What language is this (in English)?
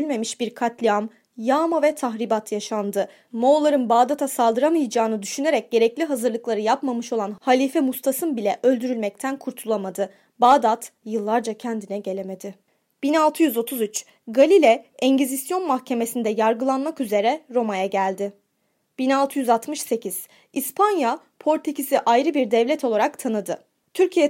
Turkish